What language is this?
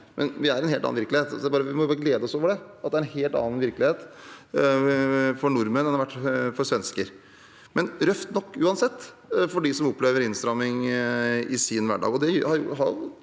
Norwegian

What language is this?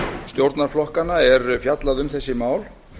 Icelandic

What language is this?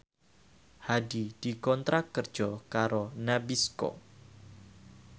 Javanese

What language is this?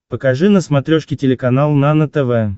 Russian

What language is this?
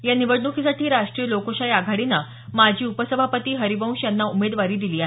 Marathi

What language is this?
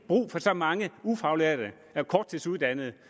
Danish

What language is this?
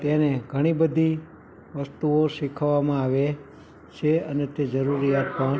Gujarati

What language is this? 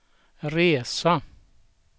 Swedish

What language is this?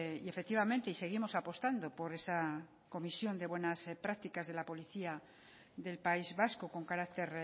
Spanish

